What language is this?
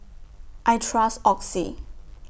English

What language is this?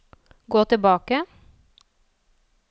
Norwegian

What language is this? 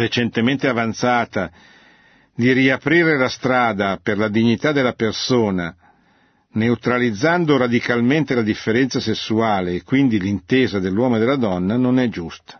Italian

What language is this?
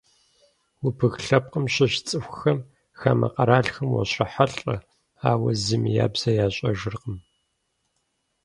Kabardian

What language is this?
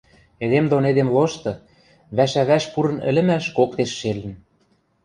Western Mari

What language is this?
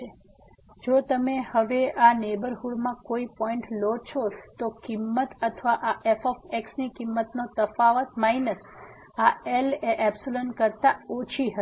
Gujarati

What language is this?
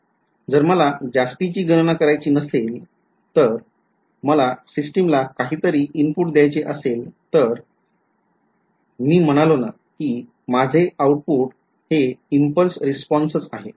Marathi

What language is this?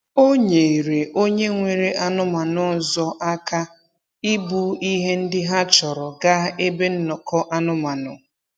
Igbo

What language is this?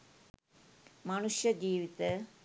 Sinhala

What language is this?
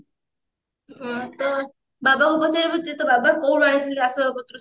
Odia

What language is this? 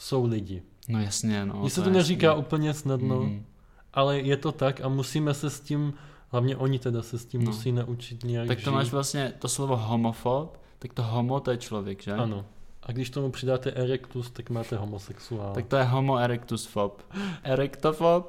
Czech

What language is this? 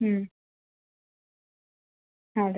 Malayalam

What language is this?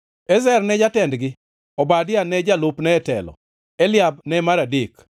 Luo (Kenya and Tanzania)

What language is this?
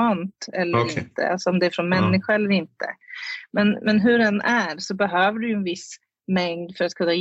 Swedish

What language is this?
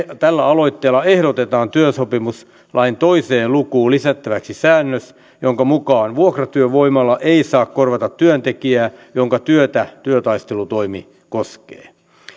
Finnish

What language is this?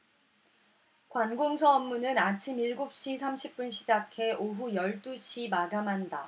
Korean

